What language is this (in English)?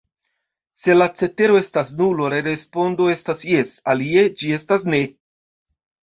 Esperanto